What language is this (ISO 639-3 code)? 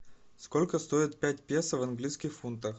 rus